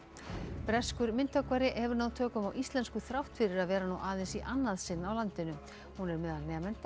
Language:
Icelandic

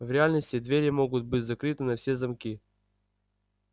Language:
Russian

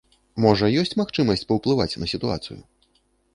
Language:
Belarusian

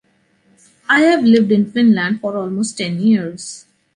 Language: English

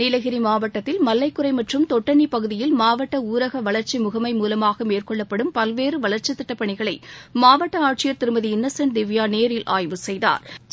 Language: Tamil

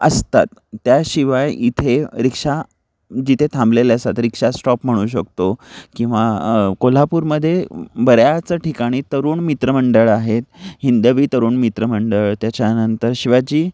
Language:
Marathi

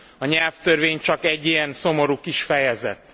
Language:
Hungarian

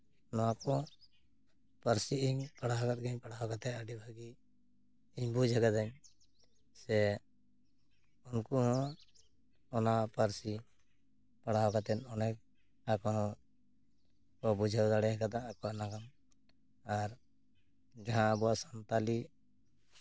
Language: Santali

